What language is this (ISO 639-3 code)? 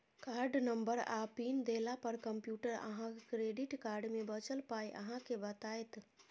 mai